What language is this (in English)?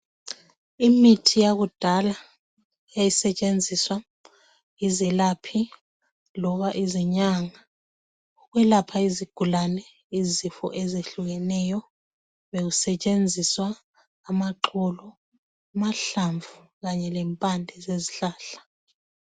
North Ndebele